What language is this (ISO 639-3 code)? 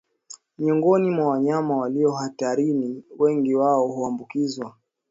swa